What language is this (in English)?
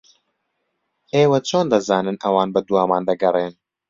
Central Kurdish